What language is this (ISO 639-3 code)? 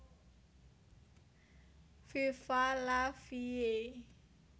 jav